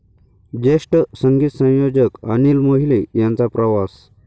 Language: Marathi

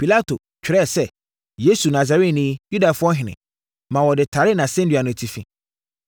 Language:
Akan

